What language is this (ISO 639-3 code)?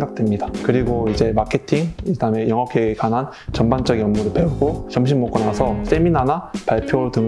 kor